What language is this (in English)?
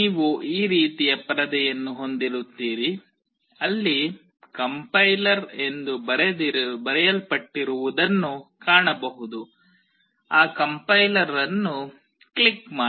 Kannada